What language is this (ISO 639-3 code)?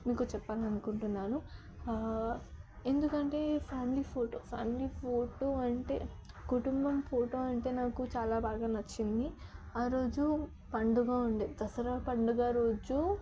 tel